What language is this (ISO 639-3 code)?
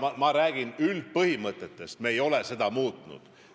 est